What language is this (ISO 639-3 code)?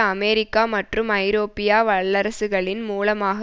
tam